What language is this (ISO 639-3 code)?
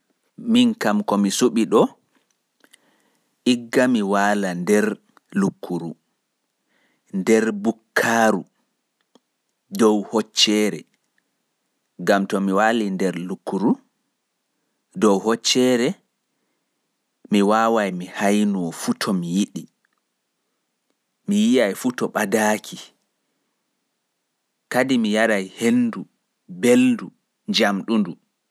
ful